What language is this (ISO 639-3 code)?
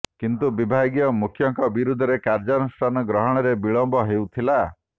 ori